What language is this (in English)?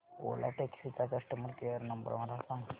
Marathi